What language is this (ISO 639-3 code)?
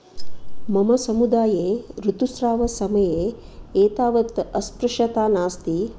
san